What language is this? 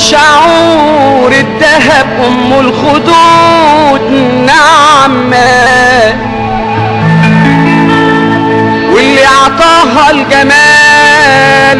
Arabic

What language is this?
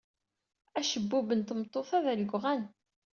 Kabyle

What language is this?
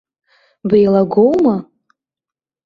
Abkhazian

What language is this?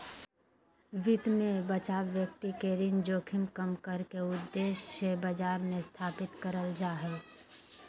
Magahi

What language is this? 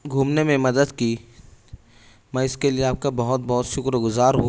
Urdu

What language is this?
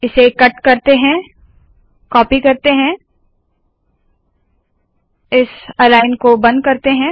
Hindi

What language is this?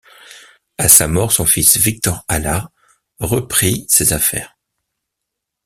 French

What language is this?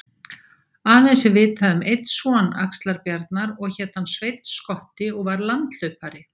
Icelandic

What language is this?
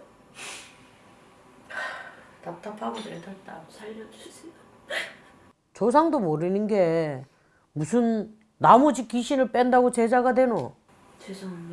Korean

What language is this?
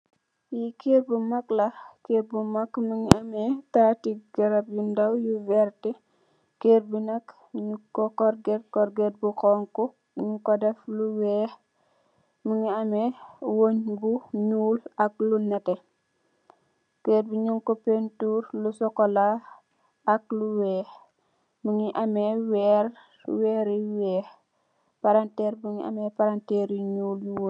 Wolof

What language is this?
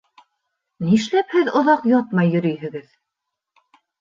Bashkir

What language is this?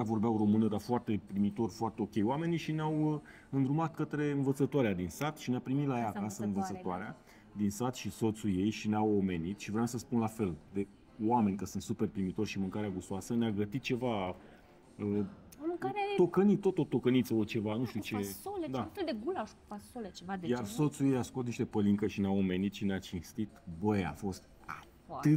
Romanian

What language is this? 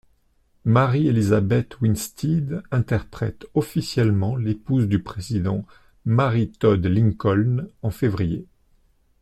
French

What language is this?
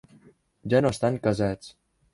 Catalan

